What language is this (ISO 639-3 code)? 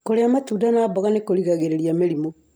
kik